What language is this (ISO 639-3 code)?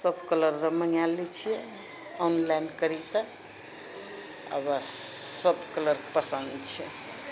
mai